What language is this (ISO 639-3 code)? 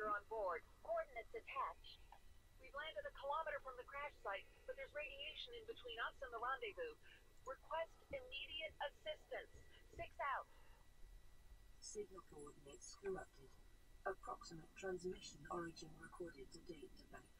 nld